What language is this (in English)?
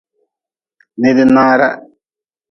Nawdm